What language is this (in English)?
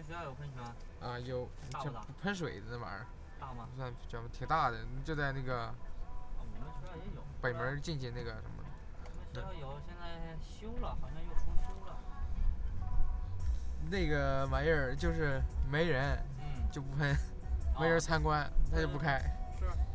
Chinese